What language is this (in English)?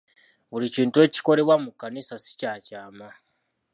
Ganda